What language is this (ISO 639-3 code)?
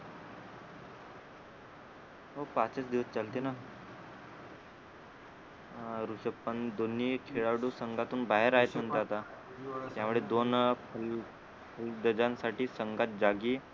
mar